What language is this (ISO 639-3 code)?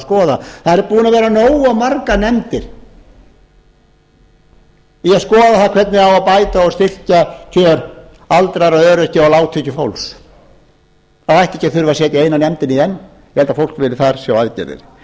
isl